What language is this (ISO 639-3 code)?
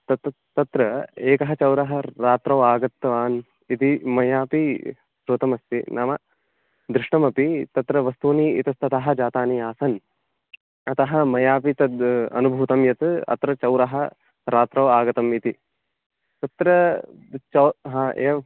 san